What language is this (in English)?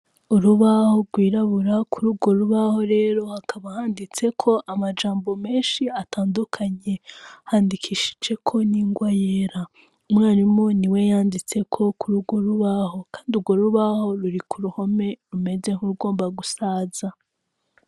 Rundi